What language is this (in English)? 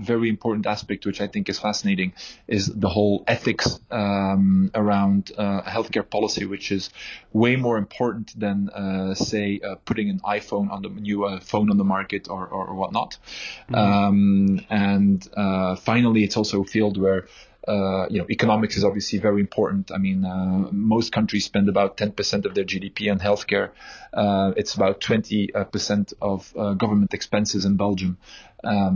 English